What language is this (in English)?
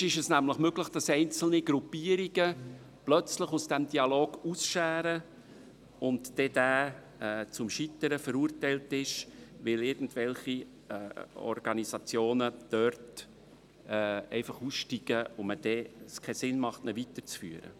Swiss German